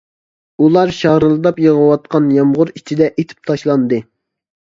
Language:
Uyghur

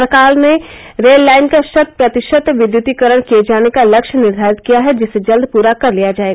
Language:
Hindi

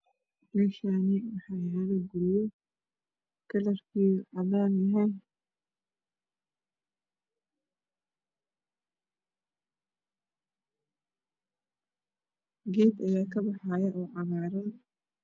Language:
Somali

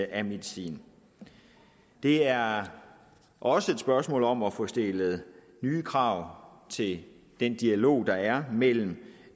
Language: Danish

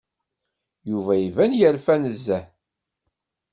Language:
Kabyle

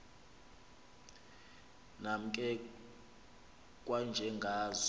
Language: Xhosa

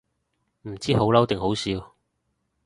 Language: Cantonese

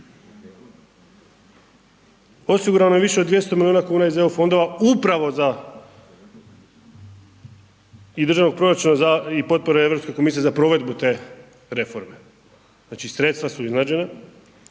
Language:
Croatian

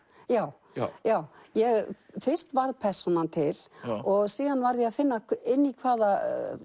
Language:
Icelandic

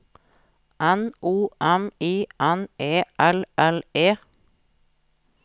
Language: Norwegian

